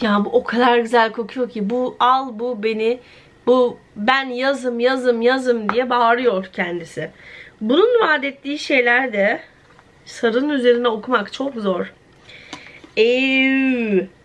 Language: Turkish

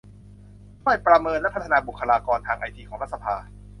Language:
Thai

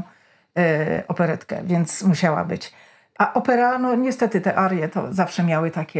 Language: Polish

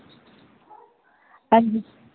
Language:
Dogri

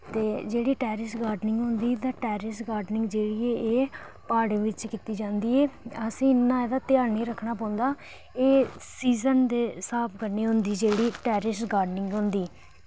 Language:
Dogri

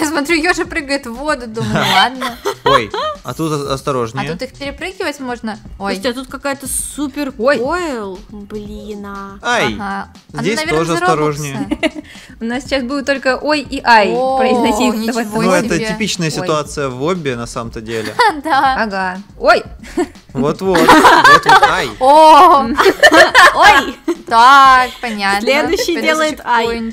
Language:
Russian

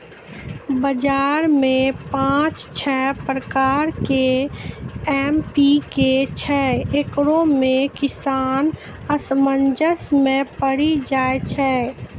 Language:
Maithili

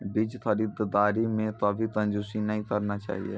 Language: Maithili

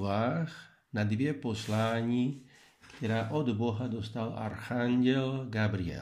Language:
Czech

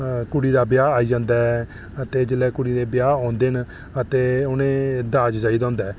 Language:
Dogri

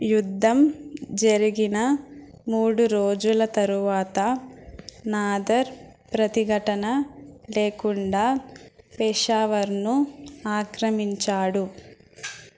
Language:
Telugu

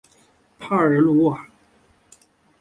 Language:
Chinese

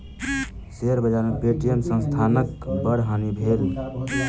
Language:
Maithili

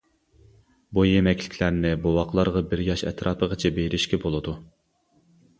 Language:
Uyghur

